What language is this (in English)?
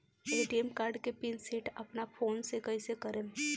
Bhojpuri